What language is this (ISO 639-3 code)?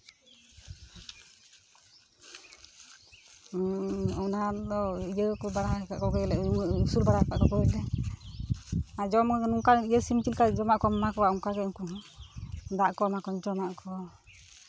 sat